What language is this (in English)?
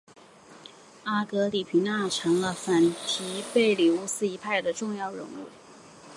Chinese